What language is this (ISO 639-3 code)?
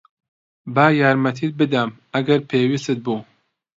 ckb